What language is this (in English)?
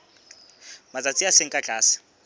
Southern Sotho